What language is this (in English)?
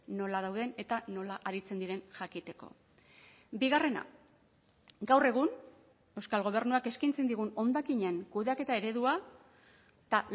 Basque